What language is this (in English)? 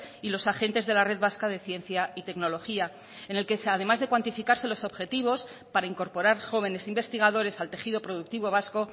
Spanish